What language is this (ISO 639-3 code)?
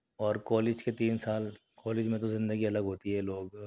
urd